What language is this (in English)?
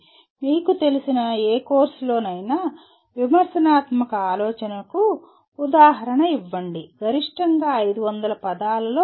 Telugu